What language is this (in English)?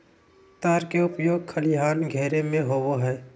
Magahi